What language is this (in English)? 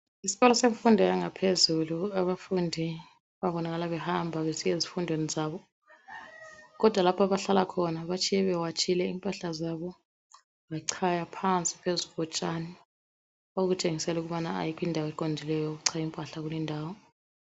North Ndebele